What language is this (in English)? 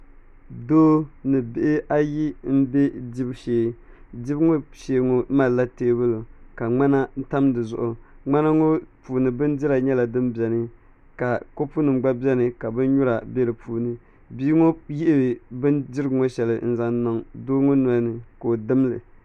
Dagbani